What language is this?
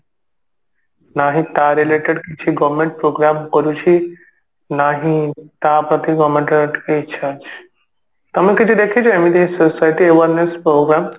Odia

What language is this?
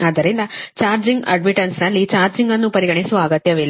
Kannada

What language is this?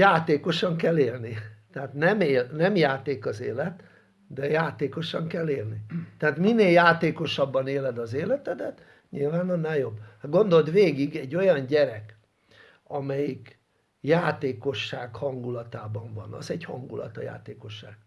Hungarian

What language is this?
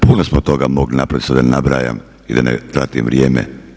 Croatian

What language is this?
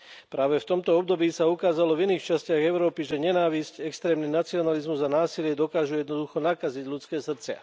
Slovak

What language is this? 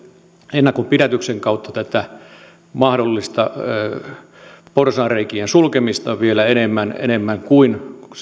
Finnish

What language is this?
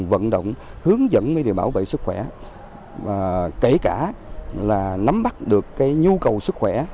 Vietnamese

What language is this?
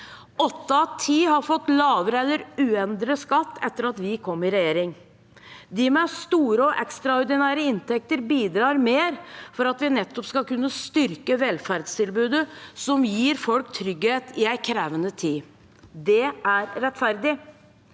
Norwegian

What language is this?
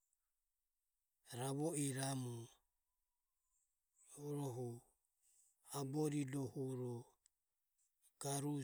Ömie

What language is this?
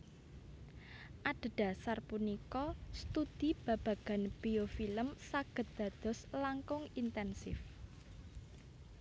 Javanese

